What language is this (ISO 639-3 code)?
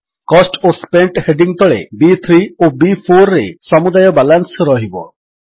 ori